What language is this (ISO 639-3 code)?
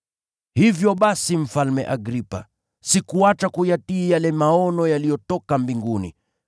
swa